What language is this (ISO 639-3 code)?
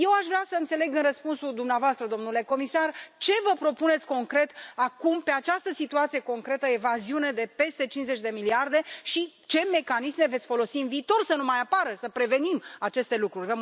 ron